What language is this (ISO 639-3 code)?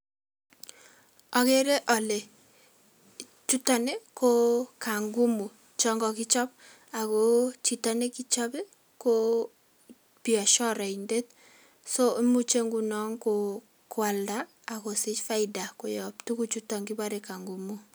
kln